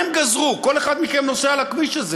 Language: Hebrew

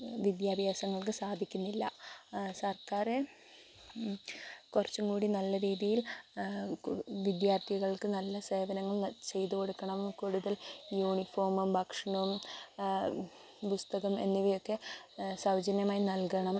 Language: Malayalam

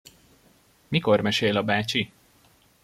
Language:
Hungarian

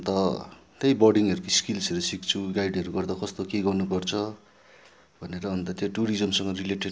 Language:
Nepali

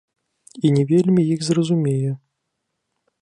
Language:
Belarusian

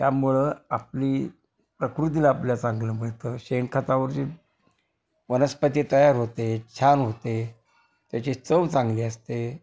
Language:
Marathi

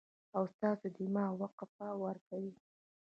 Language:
Pashto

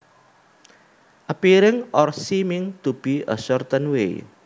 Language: Javanese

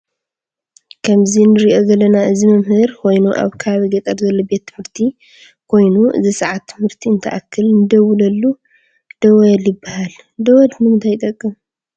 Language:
Tigrinya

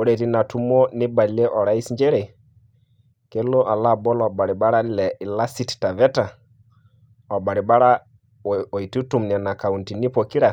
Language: Masai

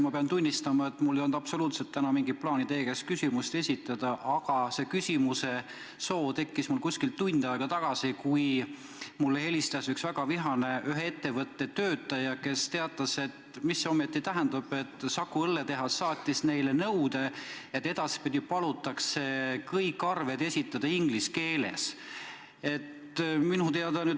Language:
Estonian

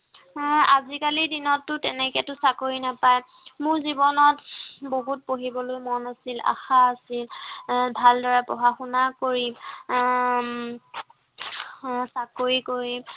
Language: Assamese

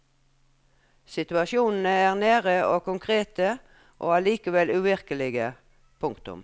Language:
Norwegian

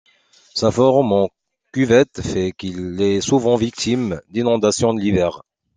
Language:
French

